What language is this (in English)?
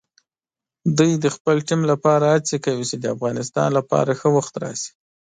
Pashto